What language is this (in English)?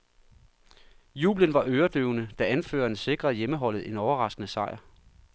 Danish